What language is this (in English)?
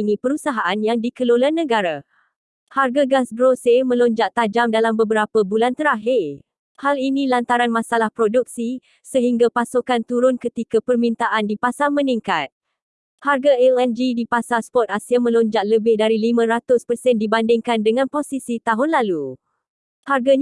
Malay